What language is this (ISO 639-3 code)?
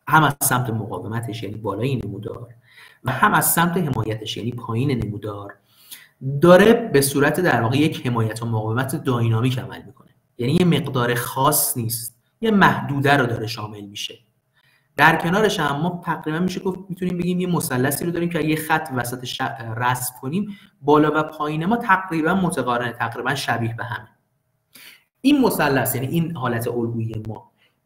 fas